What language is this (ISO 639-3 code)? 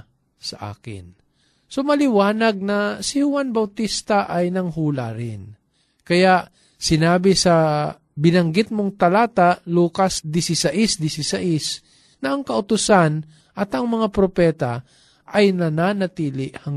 fil